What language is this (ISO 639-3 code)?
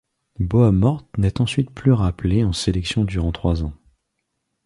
fra